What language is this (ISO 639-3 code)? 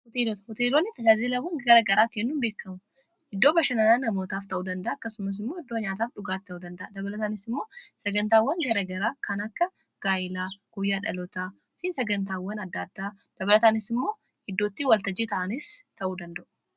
orm